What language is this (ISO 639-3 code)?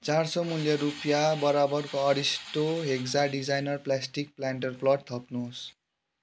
nep